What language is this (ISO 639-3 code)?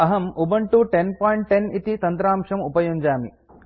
san